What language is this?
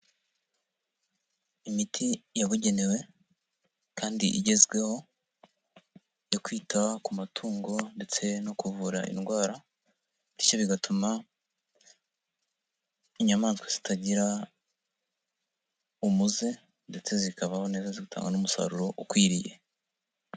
Kinyarwanda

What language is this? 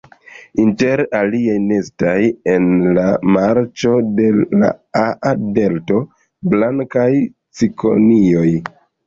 Esperanto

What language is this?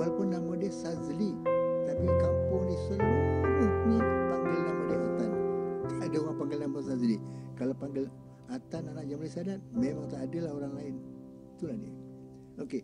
Malay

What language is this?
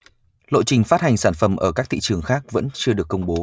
Vietnamese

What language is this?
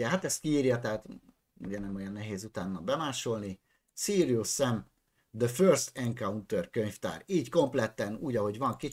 Hungarian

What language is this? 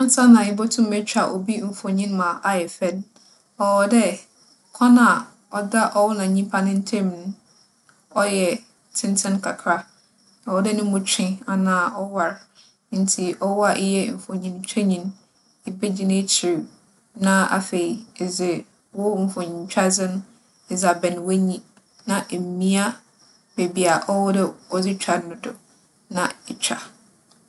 Akan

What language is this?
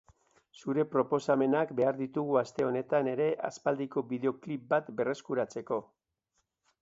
Basque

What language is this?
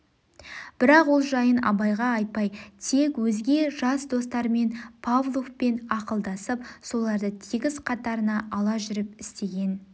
Kazakh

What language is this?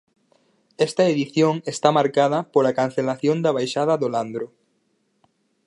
Galician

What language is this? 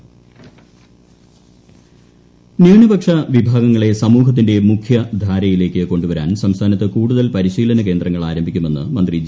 Malayalam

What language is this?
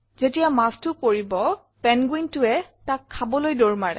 Assamese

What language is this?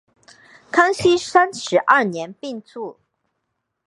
Chinese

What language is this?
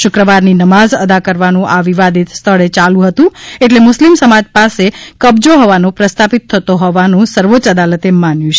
Gujarati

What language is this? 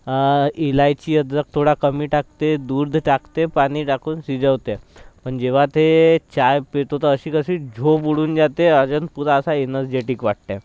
Marathi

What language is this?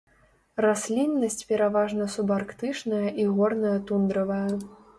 Belarusian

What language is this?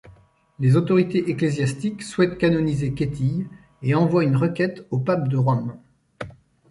French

